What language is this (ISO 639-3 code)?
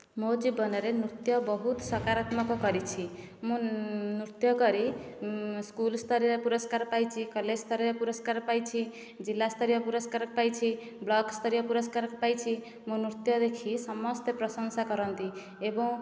ori